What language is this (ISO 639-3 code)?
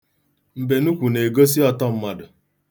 ibo